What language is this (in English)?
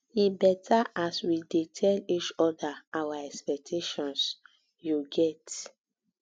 Nigerian Pidgin